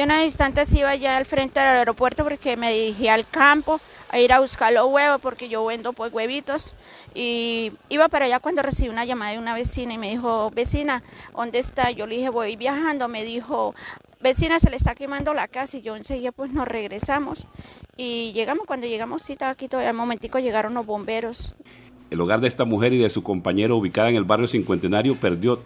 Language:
Spanish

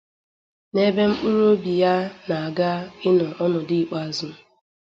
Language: Igbo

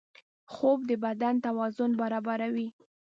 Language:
Pashto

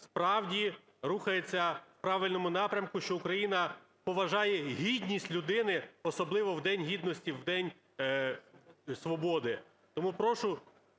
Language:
Ukrainian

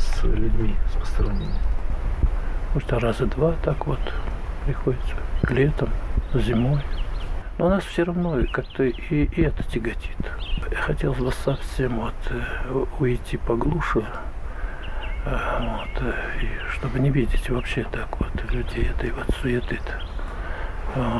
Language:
Russian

